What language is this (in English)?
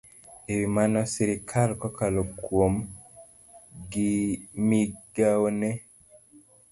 Luo (Kenya and Tanzania)